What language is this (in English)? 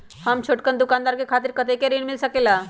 Magahi